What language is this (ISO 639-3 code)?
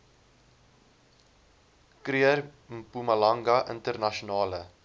afr